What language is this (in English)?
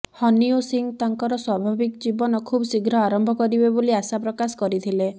Odia